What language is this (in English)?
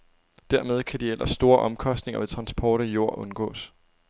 Danish